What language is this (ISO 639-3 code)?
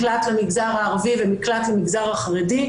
heb